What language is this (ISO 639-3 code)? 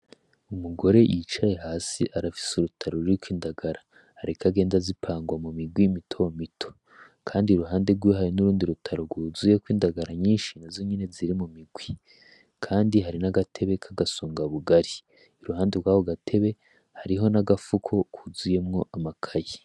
run